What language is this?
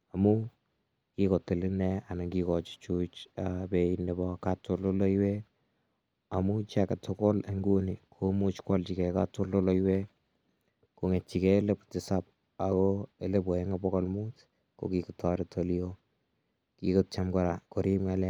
Kalenjin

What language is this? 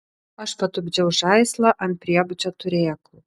Lithuanian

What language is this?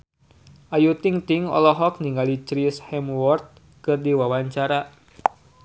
Sundanese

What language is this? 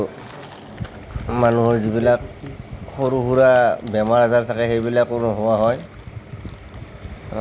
Assamese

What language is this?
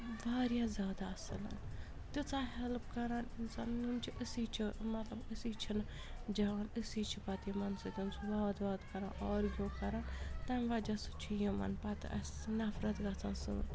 Kashmiri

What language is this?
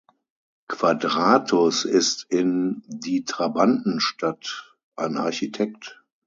German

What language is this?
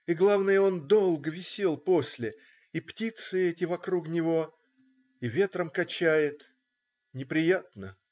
Russian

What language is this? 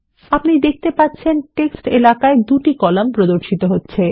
Bangla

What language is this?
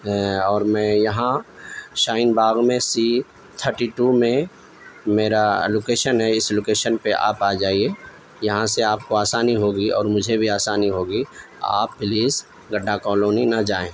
Urdu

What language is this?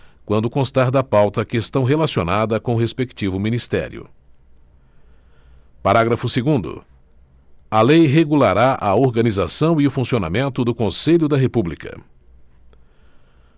Portuguese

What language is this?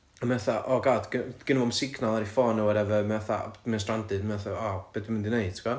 Welsh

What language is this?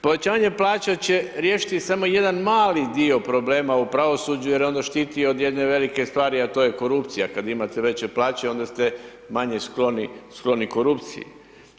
Croatian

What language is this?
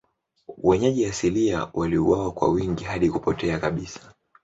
Swahili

